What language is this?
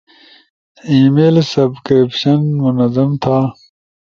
Ushojo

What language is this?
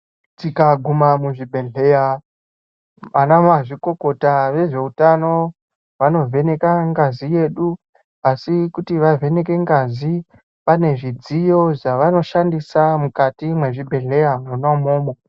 Ndau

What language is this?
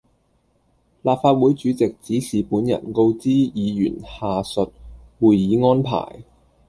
Cantonese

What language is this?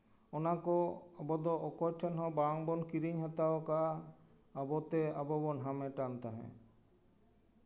Santali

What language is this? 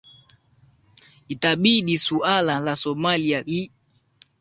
Swahili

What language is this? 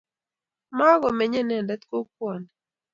Kalenjin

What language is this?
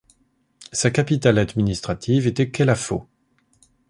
French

